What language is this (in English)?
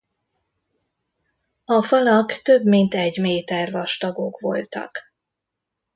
Hungarian